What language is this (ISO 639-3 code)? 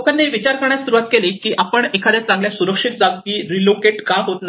mar